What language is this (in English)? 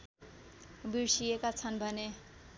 Nepali